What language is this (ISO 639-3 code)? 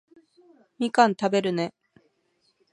jpn